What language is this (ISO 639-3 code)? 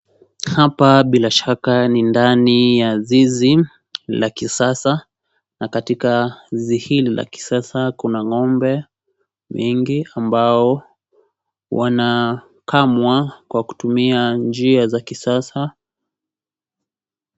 swa